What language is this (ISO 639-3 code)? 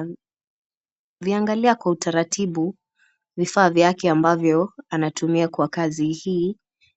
swa